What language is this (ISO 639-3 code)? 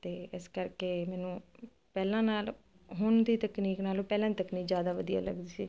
pan